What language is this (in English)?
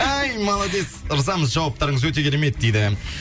Kazakh